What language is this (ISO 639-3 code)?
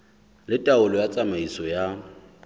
sot